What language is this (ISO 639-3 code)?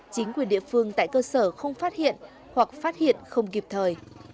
vie